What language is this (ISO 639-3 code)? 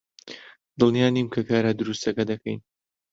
ckb